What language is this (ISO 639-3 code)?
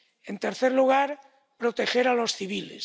spa